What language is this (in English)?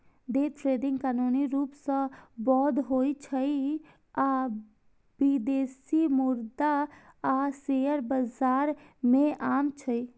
Maithili